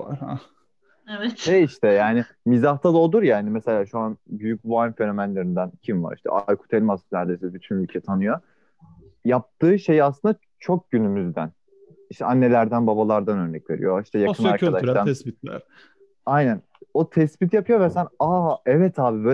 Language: Turkish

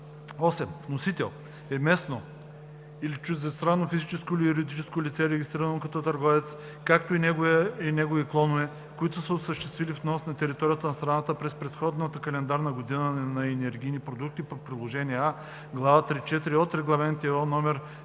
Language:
Bulgarian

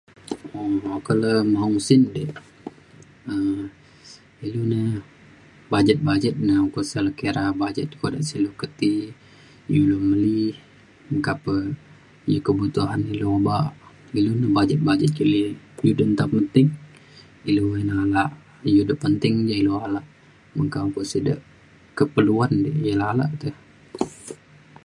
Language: Mainstream Kenyah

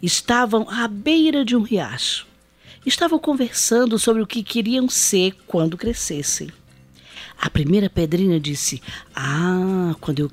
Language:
Portuguese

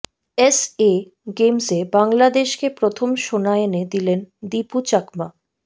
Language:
Bangla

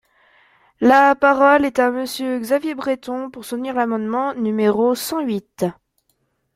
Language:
French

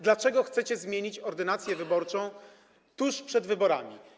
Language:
Polish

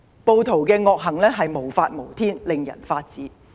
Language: Cantonese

